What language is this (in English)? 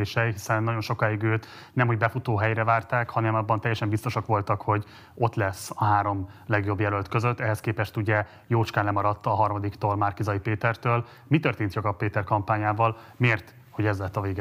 Hungarian